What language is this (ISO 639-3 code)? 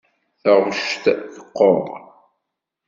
kab